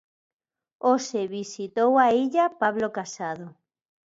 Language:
Galician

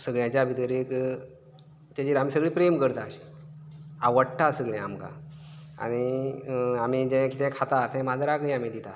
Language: Konkani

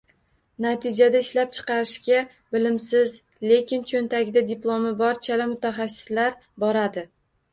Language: Uzbek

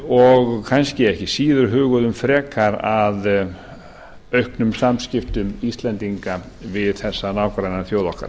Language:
Icelandic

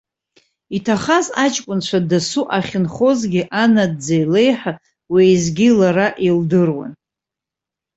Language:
Abkhazian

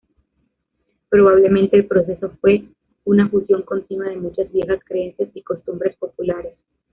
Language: Spanish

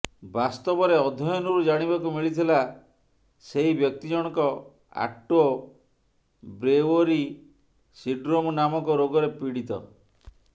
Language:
Odia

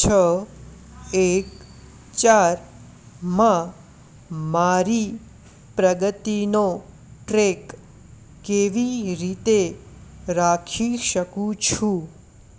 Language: Gujarati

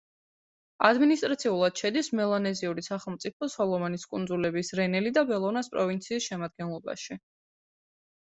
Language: Georgian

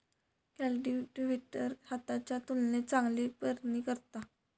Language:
Marathi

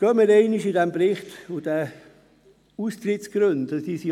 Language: Swiss German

